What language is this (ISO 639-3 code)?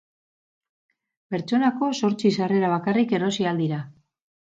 eus